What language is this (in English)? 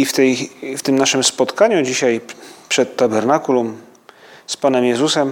Polish